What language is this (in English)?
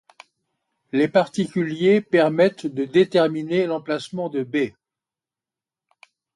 French